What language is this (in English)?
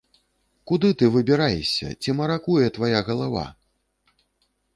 Belarusian